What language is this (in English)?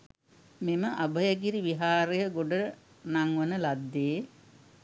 Sinhala